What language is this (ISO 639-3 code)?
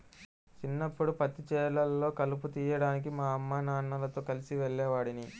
tel